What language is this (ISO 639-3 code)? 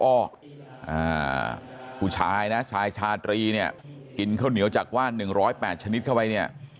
tha